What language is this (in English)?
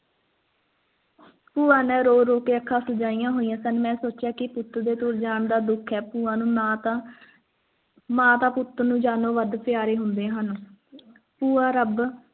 Punjabi